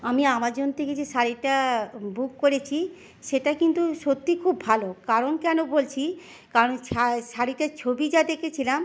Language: Bangla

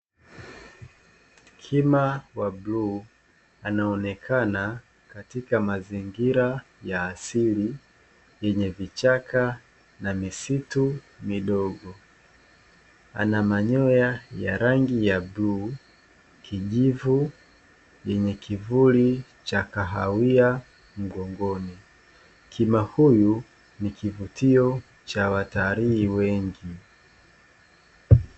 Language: Swahili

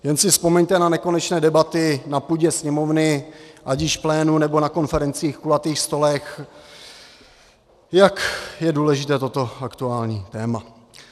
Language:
Czech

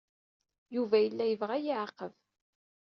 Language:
Kabyle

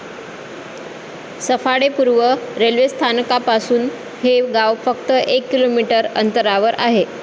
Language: Marathi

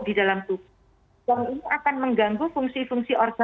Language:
Indonesian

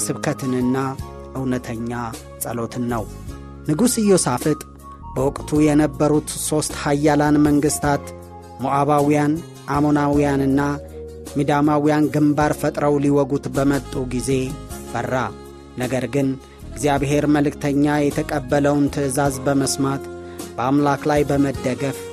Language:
Amharic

